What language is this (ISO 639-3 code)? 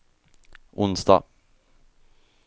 swe